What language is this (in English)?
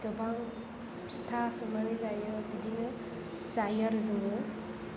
Bodo